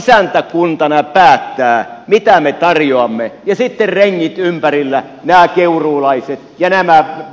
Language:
Finnish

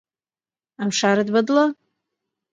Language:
Central Kurdish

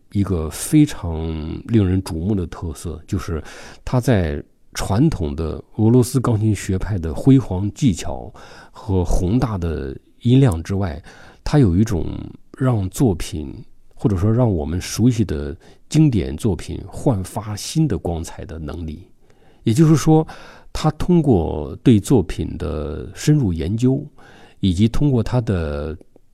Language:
Chinese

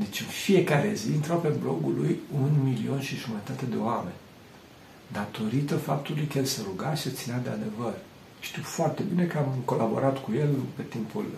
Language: Romanian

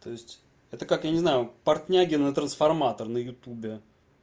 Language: Russian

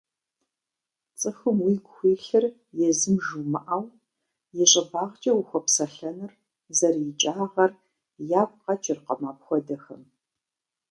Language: Kabardian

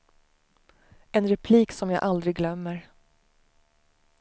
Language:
Swedish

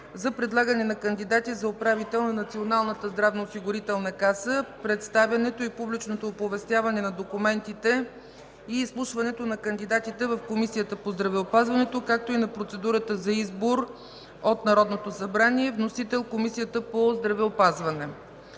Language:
Bulgarian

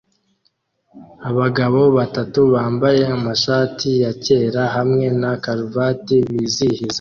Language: Kinyarwanda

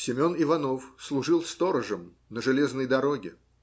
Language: Russian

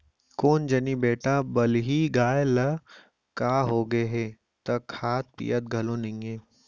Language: Chhattisgarhi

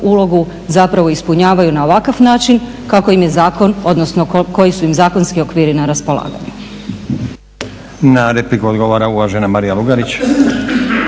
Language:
Croatian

